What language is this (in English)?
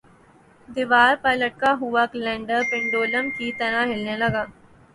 Urdu